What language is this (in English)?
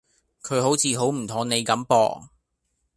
Cantonese